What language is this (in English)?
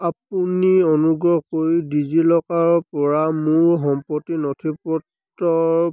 Assamese